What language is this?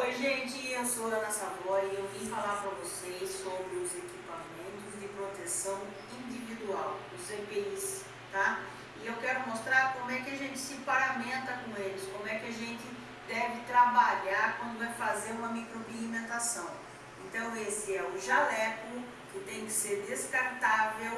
Portuguese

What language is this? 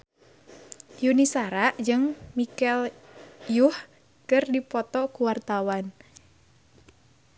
Sundanese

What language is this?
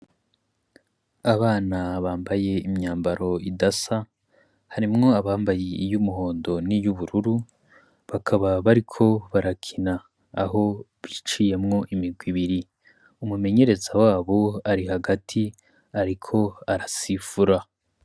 Rundi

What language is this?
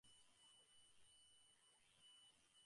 Bangla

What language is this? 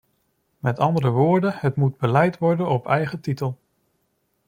Dutch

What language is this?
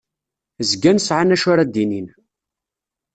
Kabyle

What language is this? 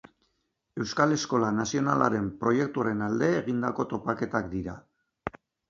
Basque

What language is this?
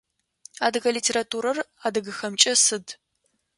Adyghe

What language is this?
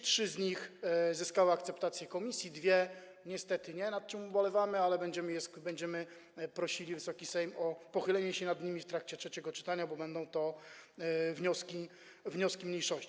Polish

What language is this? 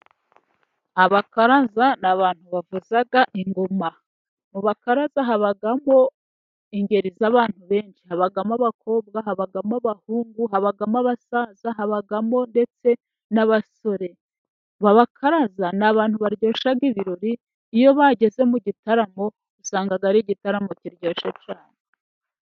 Kinyarwanda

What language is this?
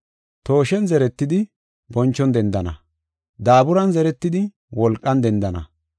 Gofa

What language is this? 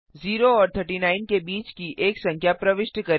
Hindi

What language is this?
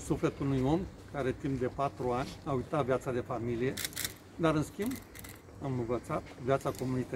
Romanian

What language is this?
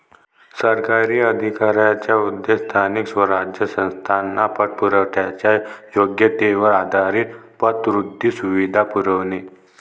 Marathi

